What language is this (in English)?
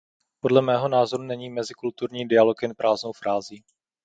Czech